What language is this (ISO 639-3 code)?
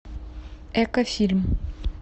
rus